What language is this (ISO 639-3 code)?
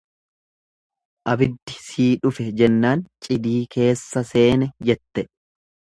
orm